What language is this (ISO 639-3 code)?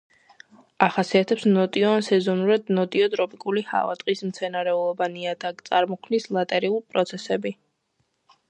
kat